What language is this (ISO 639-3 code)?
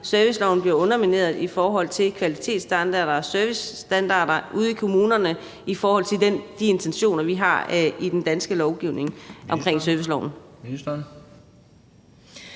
dan